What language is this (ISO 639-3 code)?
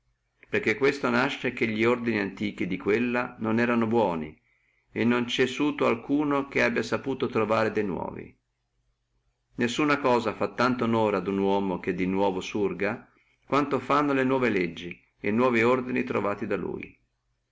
ita